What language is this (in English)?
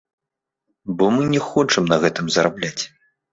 Belarusian